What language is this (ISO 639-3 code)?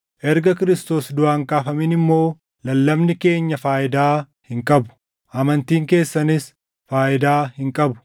orm